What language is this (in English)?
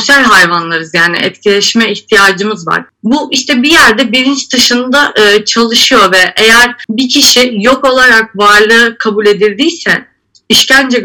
Turkish